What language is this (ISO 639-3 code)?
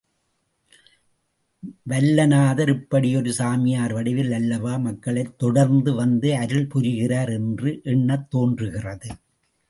tam